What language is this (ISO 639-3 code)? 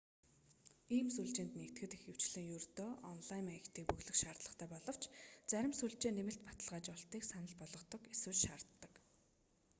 mon